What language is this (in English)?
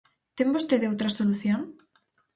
Galician